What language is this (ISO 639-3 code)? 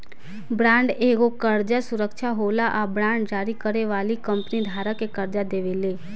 bho